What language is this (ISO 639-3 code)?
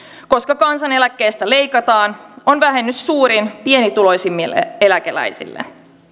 fin